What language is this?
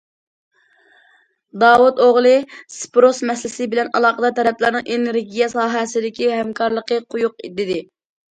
Uyghur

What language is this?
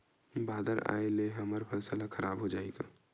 Chhattisgarhi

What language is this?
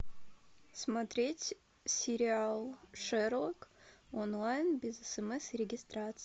Russian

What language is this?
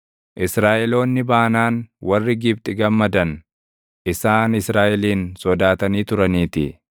Oromo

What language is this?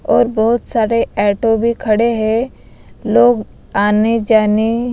Hindi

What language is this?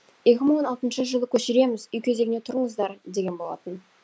Kazakh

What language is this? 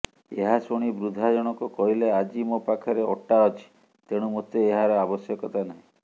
Odia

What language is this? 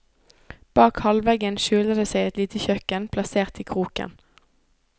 Norwegian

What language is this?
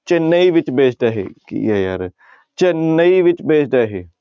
Punjabi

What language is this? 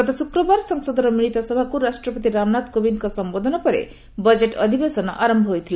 Odia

